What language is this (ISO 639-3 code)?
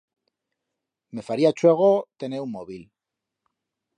arg